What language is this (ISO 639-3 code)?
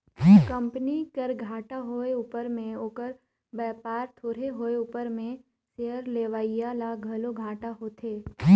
hne